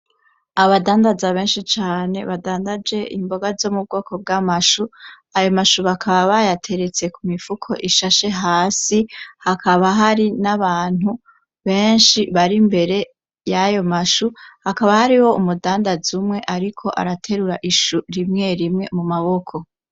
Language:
Rundi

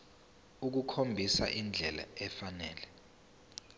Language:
Zulu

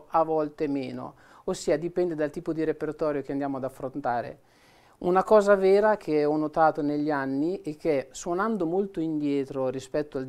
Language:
Italian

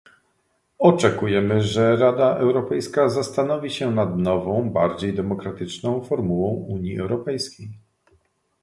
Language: Polish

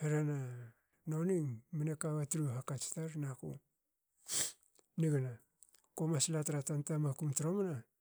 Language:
Hakö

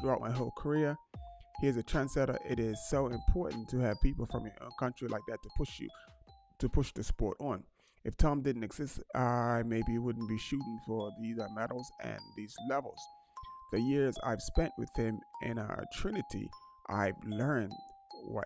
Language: English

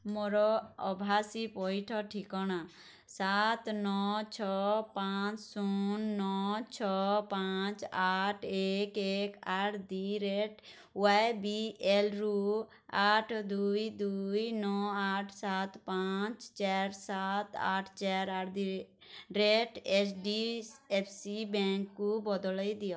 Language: Odia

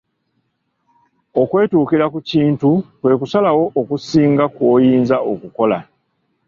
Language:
Ganda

